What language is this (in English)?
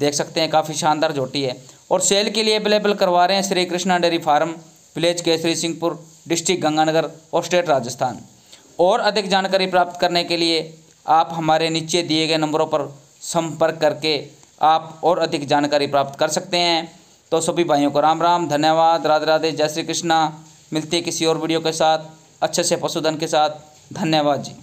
Hindi